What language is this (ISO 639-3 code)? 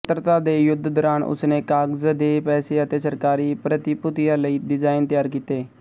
pan